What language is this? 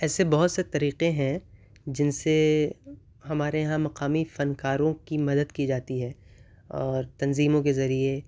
Urdu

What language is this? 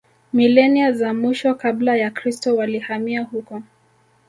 Swahili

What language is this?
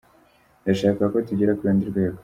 Kinyarwanda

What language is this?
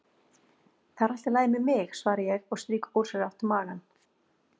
Icelandic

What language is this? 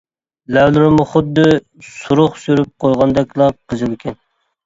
Uyghur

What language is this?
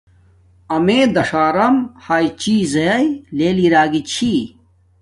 Domaaki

